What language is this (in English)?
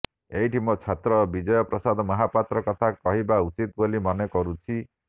Odia